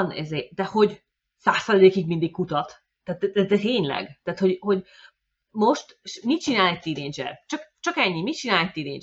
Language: Hungarian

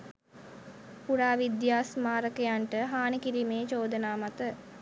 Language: Sinhala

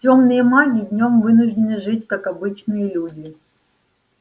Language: Russian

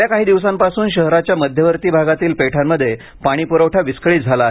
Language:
Marathi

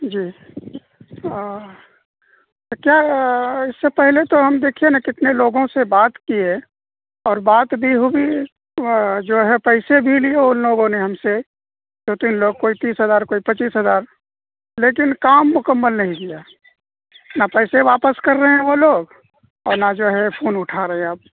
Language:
Urdu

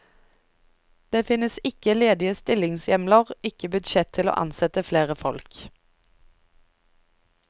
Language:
Norwegian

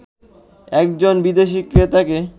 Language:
Bangla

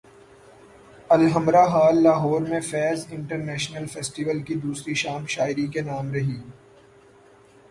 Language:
Urdu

